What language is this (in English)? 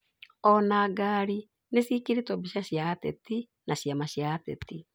Kikuyu